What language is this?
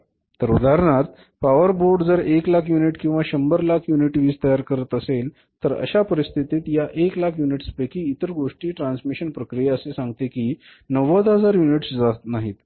Marathi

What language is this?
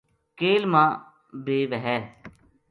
Gujari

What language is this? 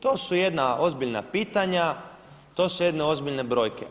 Croatian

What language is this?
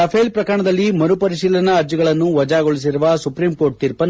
Kannada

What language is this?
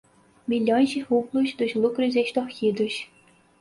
Portuguese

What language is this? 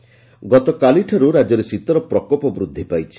Odia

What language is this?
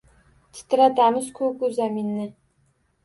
Uzbek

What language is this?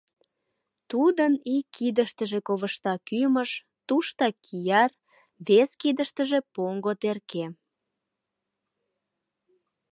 Mari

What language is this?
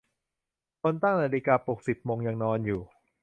Thai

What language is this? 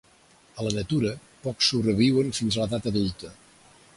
Catalan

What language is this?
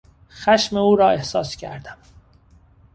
Persian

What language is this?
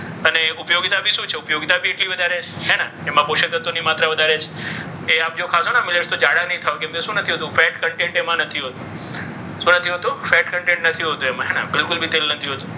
Gujarati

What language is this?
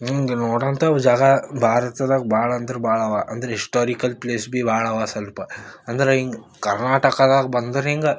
Kannada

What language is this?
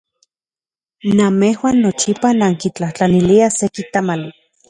Central Puebla Nahuatl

